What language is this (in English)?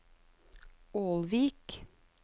Norwegian